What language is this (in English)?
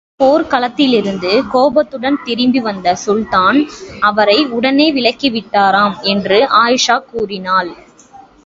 Tamil